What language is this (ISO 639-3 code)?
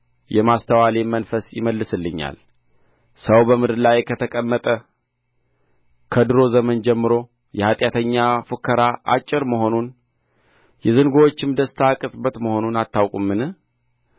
amh